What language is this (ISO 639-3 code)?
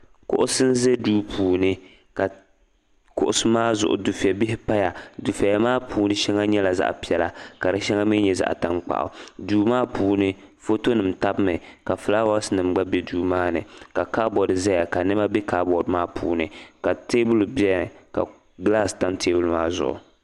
dag